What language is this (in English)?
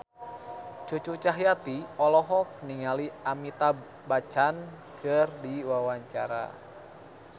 Sundanese